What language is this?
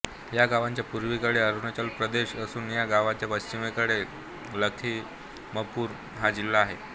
Marathi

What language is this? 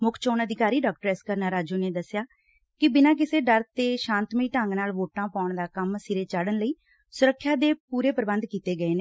Punjabi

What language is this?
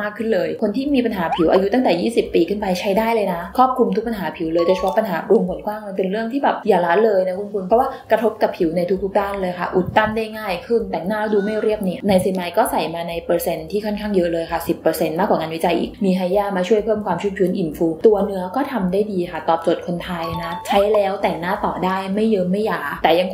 Thai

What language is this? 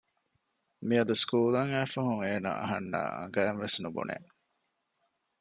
Divehi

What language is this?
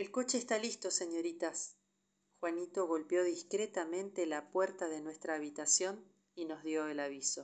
Spanish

